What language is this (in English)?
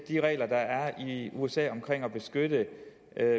Danish